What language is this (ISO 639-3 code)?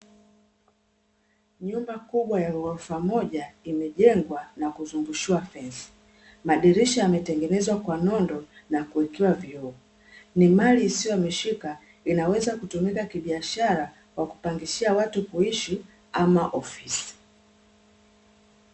swa